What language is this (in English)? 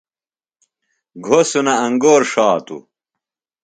Phalura